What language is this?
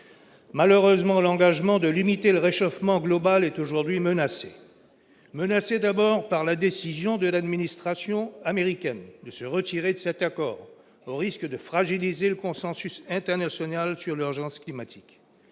French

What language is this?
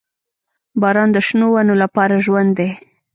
Pashto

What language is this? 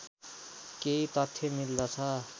Nepali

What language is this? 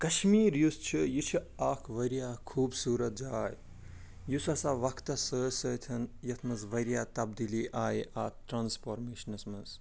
Kashmiri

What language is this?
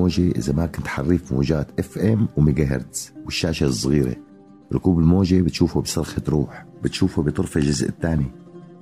Arabic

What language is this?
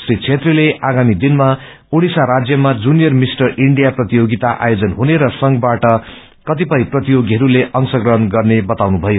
Nepali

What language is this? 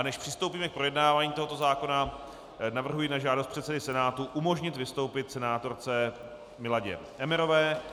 Czech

